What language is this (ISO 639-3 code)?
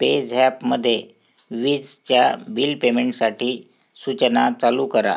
mar